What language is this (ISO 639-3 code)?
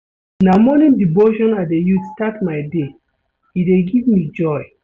pcm